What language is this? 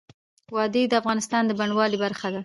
Pashto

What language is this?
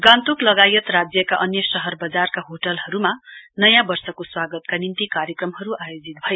Nepali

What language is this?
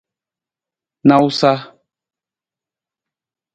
Nawdm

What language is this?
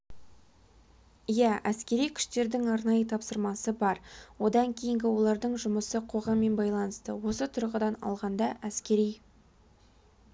Kazakh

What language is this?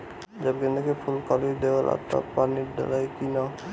Bhojpuri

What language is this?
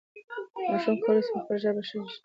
Pashto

